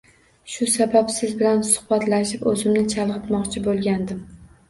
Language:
Uzbek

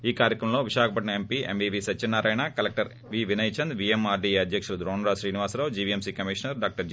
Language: Telugu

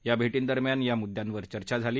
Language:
Marathi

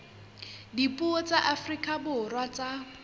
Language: Southern Sotho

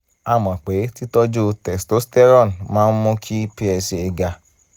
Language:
Yoruba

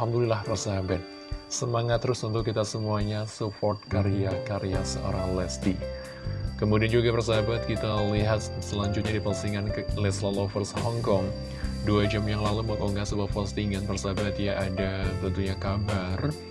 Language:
Indonesian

